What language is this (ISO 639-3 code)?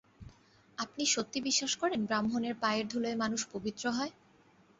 ben